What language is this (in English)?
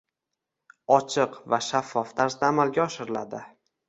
Uzbek